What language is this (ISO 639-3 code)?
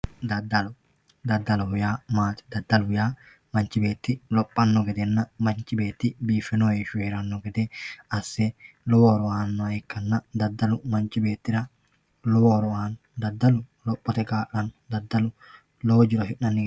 sid